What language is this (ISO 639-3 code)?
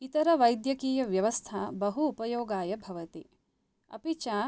san